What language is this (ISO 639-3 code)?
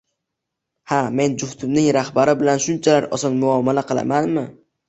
uzb